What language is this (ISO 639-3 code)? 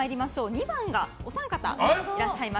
jpn